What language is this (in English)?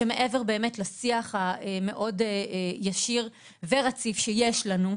Hebrew